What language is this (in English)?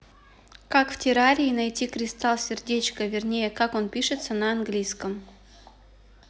Russian